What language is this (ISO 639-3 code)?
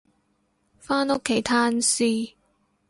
yue